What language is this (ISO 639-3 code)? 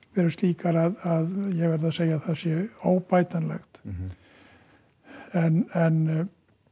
isl